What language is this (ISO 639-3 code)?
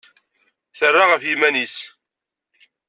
kab